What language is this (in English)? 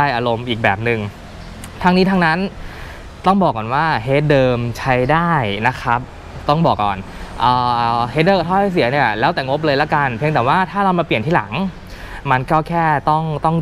Thai